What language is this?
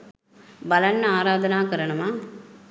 Sinhala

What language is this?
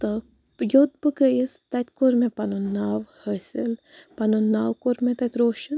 Kashmiri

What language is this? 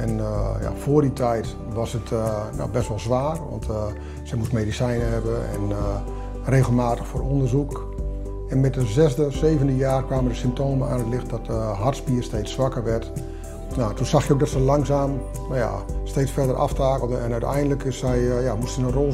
Dutch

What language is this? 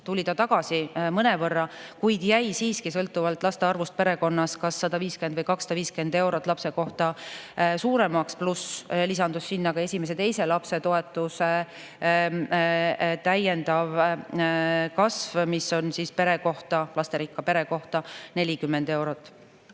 Estonian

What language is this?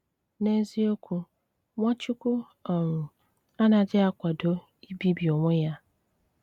Igbo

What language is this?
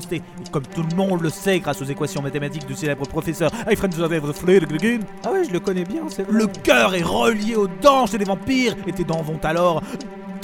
French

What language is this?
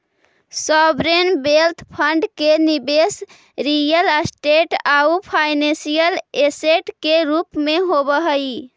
Magahi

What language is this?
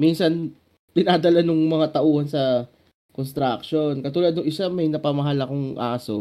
Filipino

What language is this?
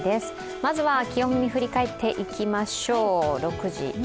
Japanese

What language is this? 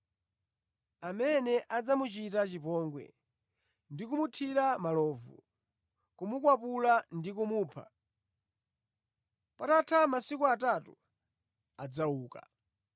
Nyanja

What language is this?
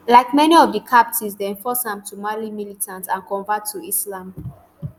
Nigerian Pidgin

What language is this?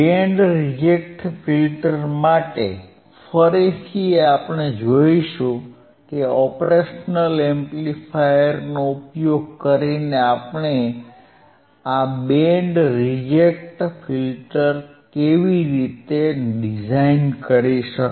Gujarati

